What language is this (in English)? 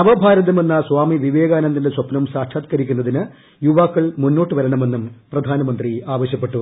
Malayalam